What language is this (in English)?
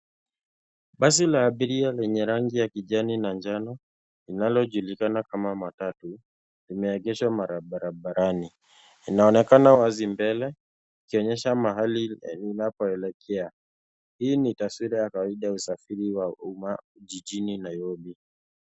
Swahili